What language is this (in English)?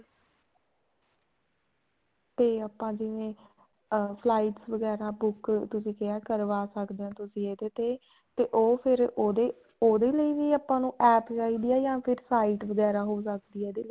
Punjabi